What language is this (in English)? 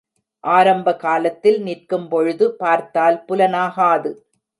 Tamil